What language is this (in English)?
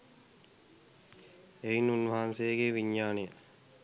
Sinhala